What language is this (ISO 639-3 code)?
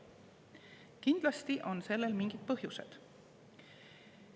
est